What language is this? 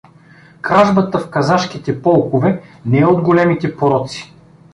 Bulgarian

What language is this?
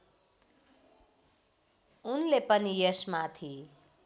Nepali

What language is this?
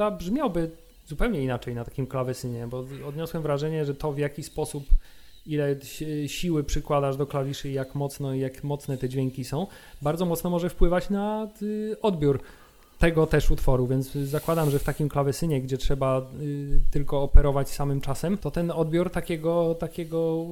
Polish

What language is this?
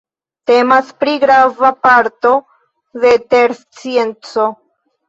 Esperanto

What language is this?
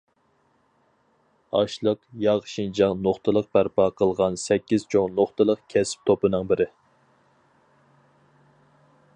Uyghur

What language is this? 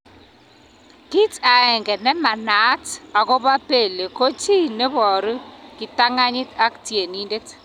Kalenjin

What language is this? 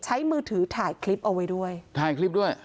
Thai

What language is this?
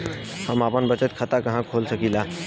Bhojpuri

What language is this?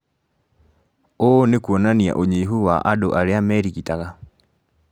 Kikuyu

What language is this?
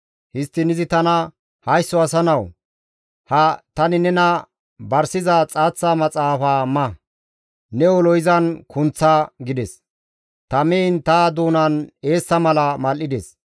Gamo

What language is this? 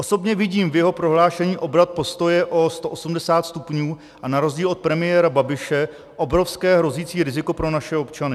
Czech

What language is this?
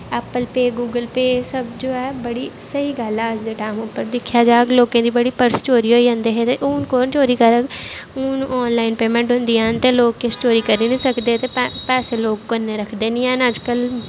Dogri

